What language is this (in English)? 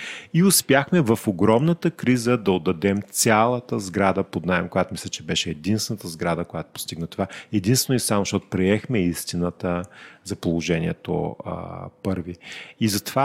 Bulgarian